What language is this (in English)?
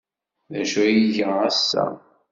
Kabyle